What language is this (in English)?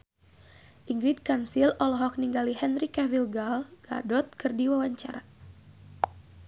Sundanese